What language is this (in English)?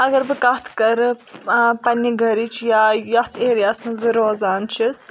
Kashmiri